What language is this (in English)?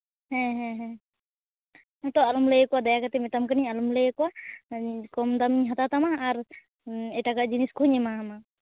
Santali